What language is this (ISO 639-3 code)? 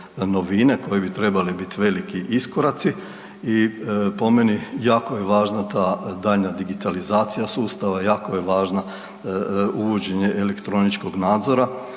hrv